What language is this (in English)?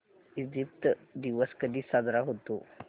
Marathi